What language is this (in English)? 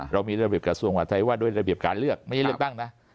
Thai